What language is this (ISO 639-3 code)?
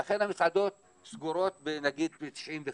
heb